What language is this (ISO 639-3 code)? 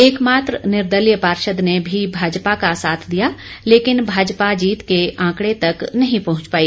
hin